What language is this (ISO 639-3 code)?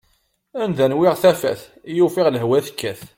kab